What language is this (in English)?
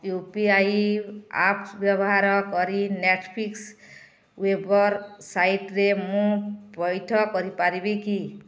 Odia